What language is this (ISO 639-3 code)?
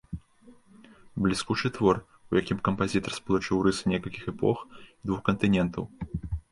bel